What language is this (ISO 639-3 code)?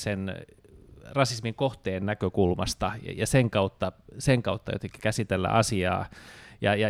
fin